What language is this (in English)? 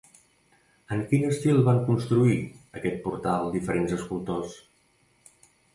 Catalan